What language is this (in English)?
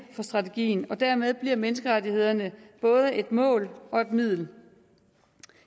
Danish